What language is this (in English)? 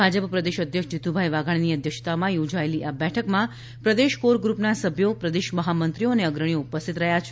Gujarati